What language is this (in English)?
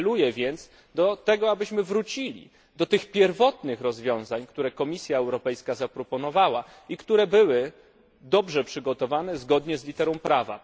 Polish